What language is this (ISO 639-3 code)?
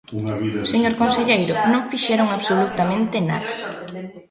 glg